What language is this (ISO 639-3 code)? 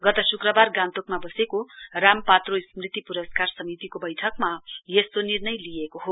nep